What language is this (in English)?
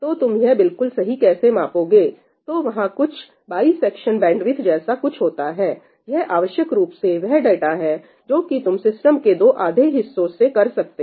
Hindi